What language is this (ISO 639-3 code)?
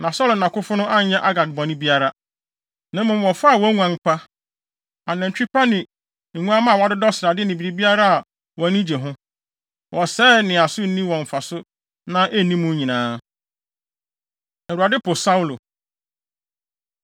aka